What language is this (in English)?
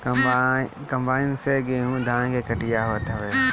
Bhojpuri